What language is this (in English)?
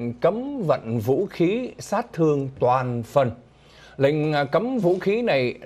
Vietnamese